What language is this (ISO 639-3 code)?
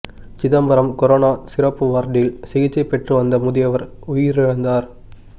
tam